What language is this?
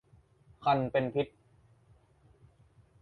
Thai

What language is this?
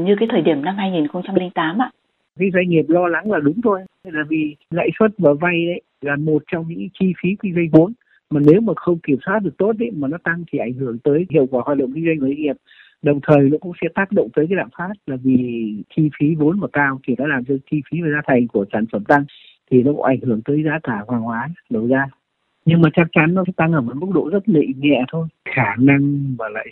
Vietnamese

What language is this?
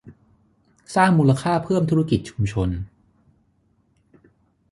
Thai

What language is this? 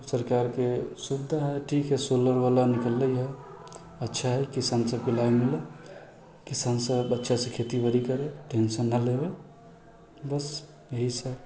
Maithili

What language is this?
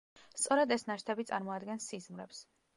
Georgian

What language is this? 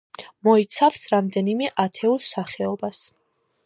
Georgian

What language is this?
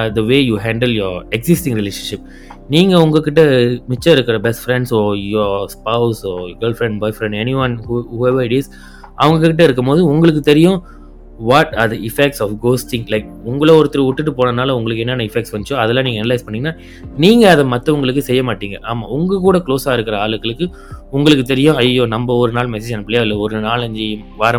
Tamil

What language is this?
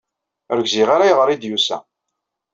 Kabyle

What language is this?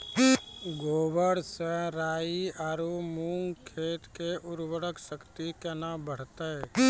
Maithili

